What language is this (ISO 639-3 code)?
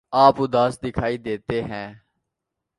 urd